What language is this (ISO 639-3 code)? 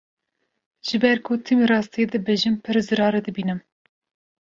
kur